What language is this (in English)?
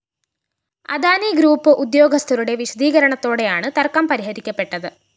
Malayalam